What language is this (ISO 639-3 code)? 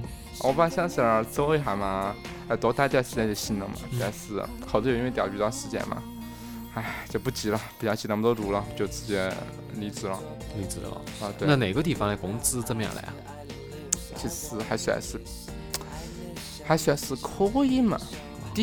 zho